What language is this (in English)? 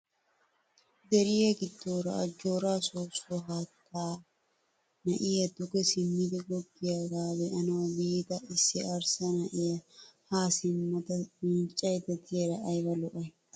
Wolaytta